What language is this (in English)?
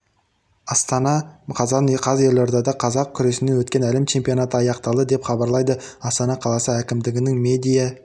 Kazakh